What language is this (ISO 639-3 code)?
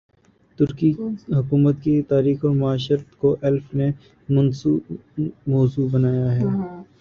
urd